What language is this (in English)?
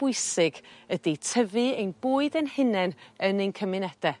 Welsh